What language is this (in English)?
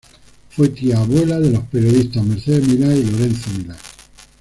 Spanish